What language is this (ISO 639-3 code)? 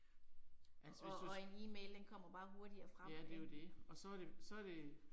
dan